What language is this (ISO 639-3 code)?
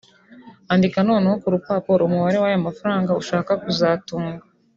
kin